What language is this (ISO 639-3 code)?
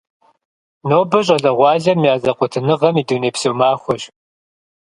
kbd